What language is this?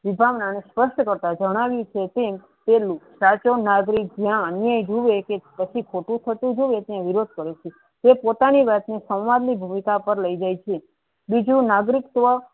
Gujarati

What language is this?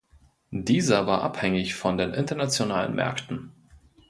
German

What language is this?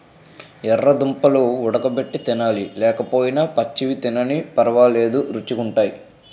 Telugu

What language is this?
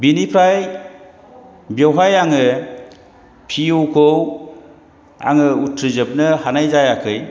Bodo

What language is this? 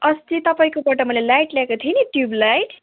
Nepali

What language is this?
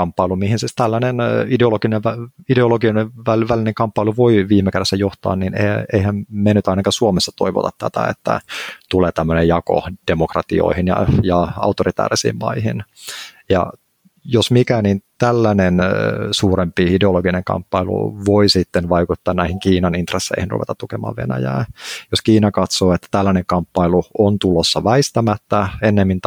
Finnish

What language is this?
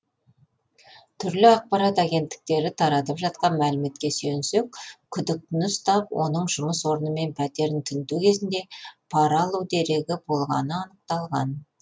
Kazakh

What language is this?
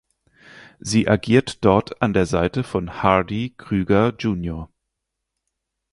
German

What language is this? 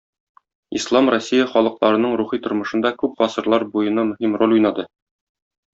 Tatar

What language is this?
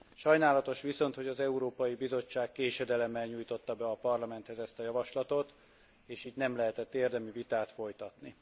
Hungarian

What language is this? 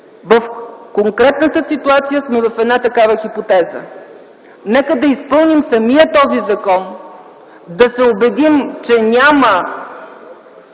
Bulgarian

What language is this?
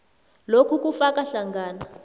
South Ndebele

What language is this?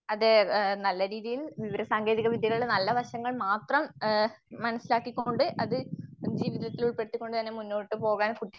Malayalam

